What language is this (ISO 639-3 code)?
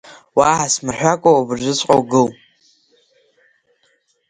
abk